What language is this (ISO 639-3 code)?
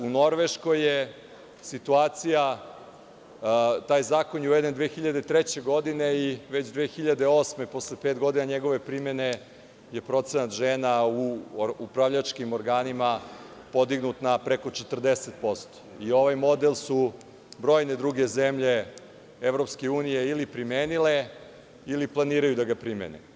srp